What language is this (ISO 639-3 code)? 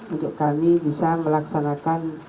ind